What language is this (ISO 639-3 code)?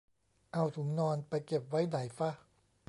tha